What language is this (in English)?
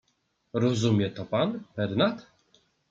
Polish